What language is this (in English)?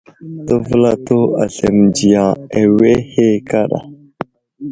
Wuzlam